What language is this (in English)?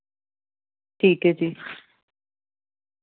Punjabi